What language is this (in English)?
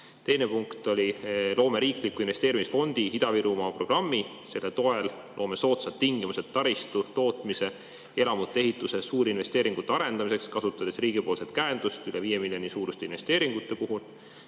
Estonian